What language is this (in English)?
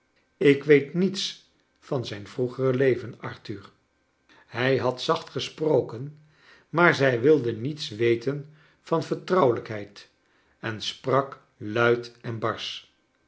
Dutch